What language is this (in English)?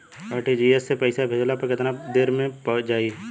Bhojpuri